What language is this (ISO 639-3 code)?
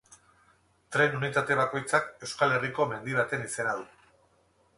eus